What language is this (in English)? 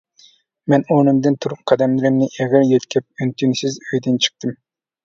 Uyghur